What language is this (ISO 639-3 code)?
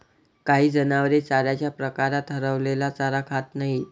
mar